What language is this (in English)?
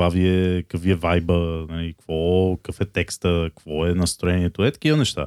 Bulgarian